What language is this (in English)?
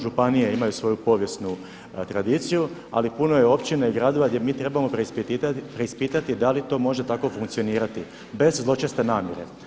Croatian